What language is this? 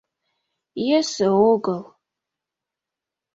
Mari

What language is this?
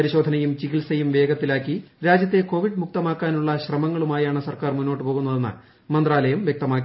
Malayalam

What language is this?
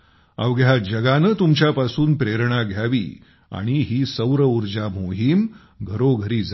Marathi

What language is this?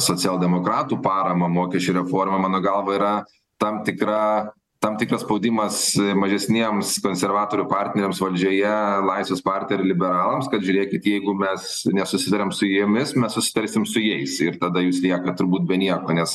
Lithuanian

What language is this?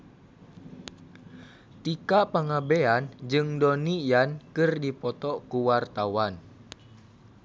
Sundanese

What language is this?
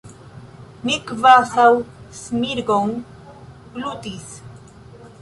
Esperanto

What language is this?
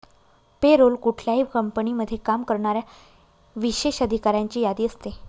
Marathi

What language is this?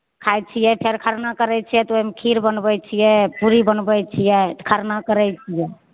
Maithili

